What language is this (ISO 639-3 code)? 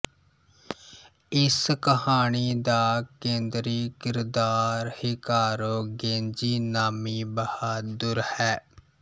pan